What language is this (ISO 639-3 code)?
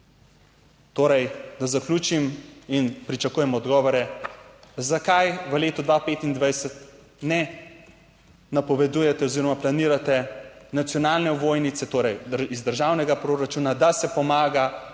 slv